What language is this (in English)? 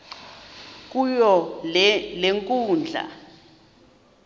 Xhosa